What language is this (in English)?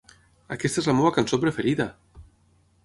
Catalan